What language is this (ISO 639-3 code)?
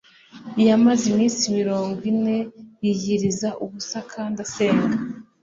kin